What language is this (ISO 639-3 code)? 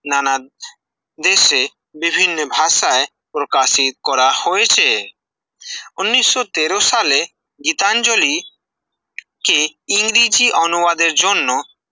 ben